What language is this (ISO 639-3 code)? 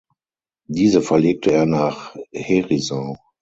deu